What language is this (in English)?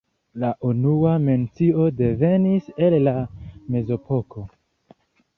Esperanto